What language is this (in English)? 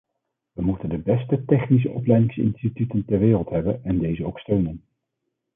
Dutch